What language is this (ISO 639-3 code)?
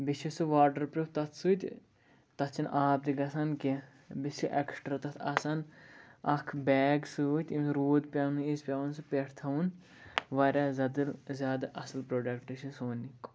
kas